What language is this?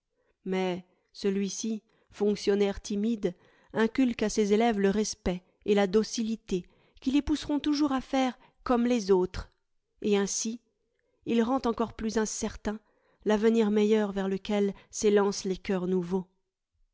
French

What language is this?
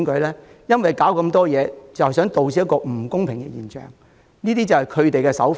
Cantonese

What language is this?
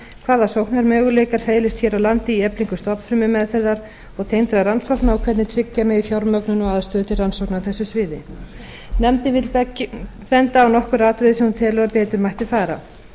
Icelandic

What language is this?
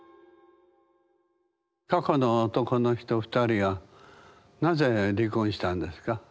Japanese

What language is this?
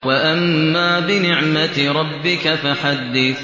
Arabic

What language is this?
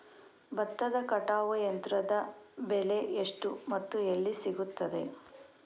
Kannada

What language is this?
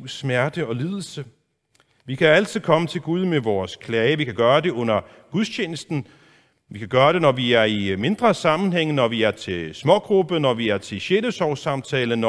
Danish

